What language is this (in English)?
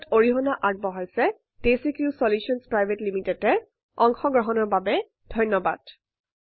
Assamese